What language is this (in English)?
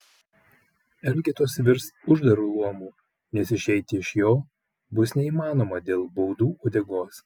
Lithuanian